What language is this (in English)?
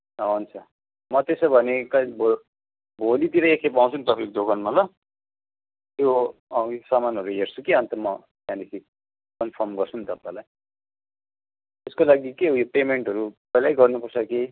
Nepali